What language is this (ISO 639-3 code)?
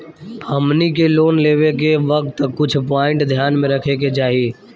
bho